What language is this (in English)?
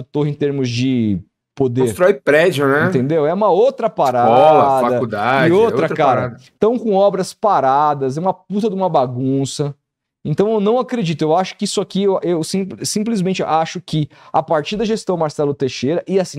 Portuguese